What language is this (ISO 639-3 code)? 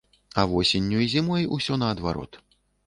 bel